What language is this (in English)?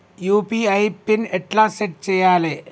Telugu